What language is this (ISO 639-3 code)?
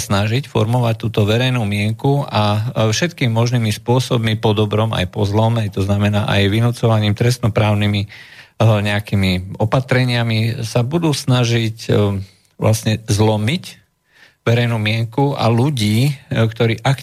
slk